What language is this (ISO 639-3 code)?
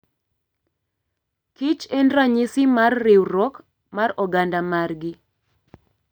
luo